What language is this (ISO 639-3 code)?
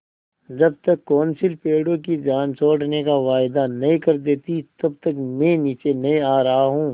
hin